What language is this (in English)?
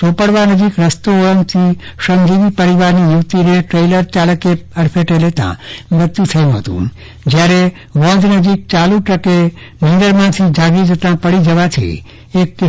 Gujarati